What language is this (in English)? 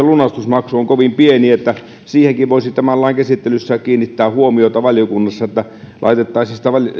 Finnish